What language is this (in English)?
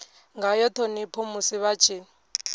Venda